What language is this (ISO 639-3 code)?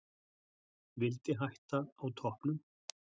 isl